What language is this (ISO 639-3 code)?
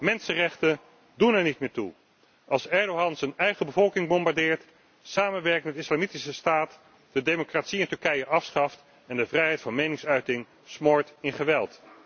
nld